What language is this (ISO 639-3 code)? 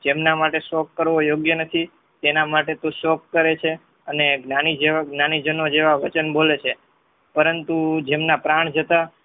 guj